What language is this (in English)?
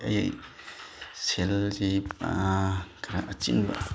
Manipuri